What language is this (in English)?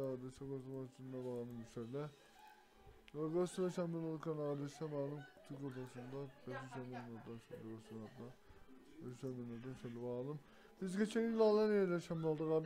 Turkish